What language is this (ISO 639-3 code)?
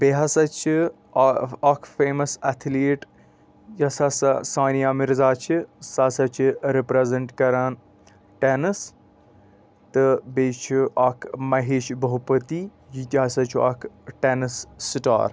kas